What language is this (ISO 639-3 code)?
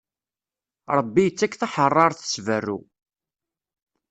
kab